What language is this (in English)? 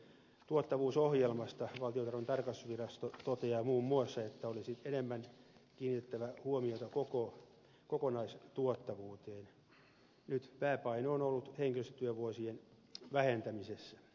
Finnish